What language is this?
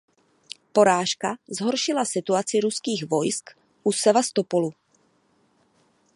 Czech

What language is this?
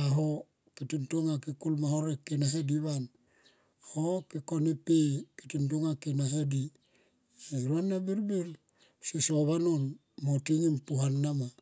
Tomoip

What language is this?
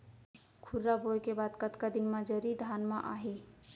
Chhattisgarhi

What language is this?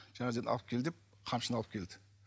Kazakh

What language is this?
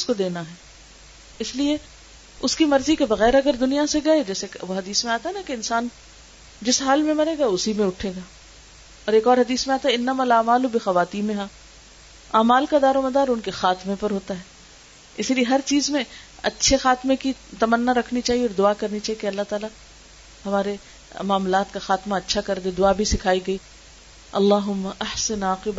Urdu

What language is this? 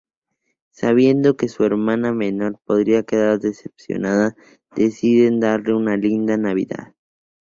Spanish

